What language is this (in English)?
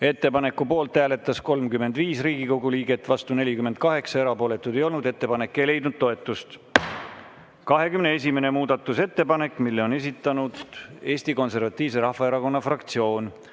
Estonian